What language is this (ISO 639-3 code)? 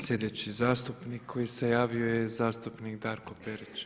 hrv